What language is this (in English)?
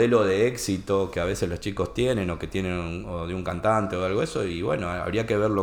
Spanish